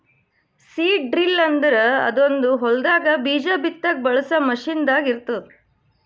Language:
Kannada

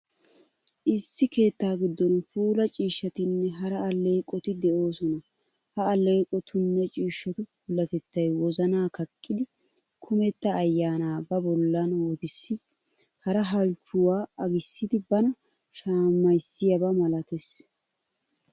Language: Wolaytta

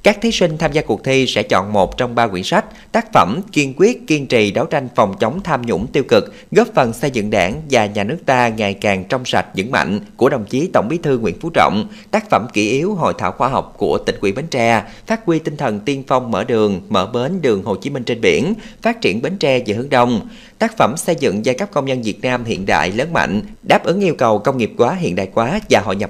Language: Vietnamese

